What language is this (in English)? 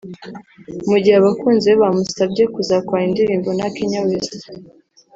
Kinyarwanda